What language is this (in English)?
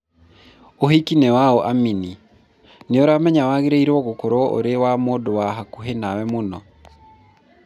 Kikuyu